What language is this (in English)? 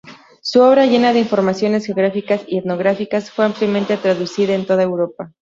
Spanish